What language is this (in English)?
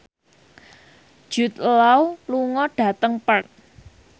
Javanese